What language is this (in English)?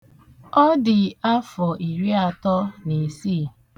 Igbo